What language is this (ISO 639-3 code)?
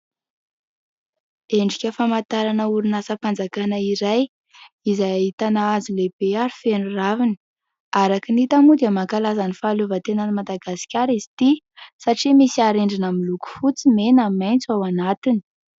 mlg